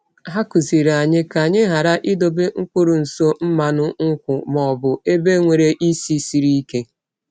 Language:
Igbo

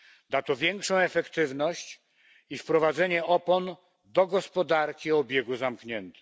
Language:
Polish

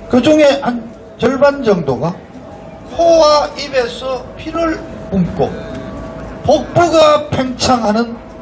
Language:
Korean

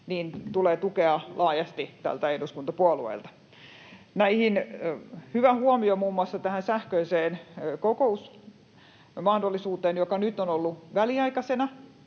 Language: Finnish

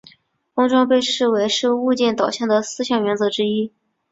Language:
Chinese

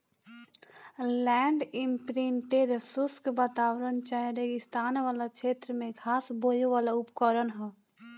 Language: Bhojpuri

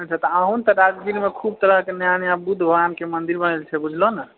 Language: Maithili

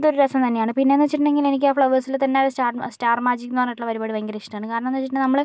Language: Malayalam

